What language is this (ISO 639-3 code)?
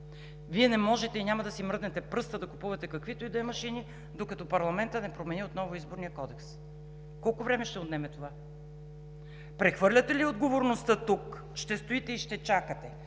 bul